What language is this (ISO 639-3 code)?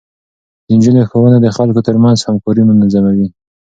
pus